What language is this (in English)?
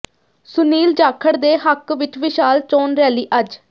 Punjabi